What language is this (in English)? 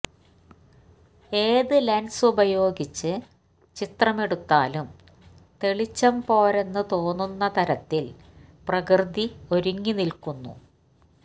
Malayalam